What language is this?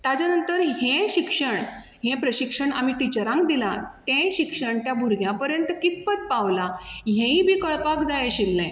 Konkani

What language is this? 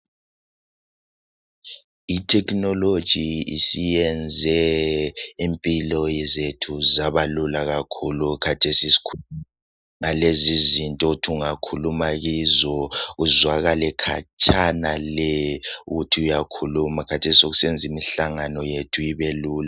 North Ndebele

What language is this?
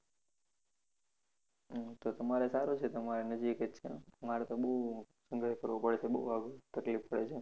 Gujarati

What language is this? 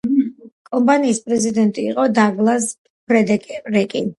Georgian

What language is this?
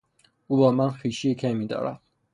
Persian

